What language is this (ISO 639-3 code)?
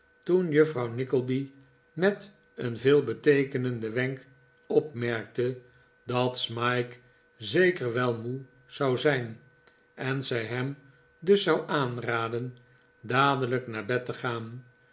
nld